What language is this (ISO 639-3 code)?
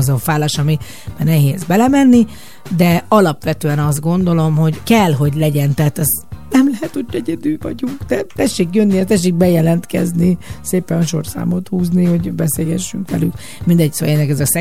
hun